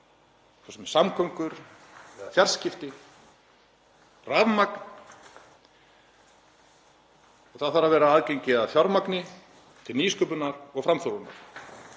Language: Icelandic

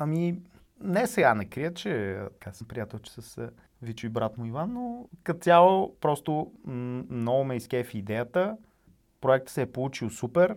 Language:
Bulgarian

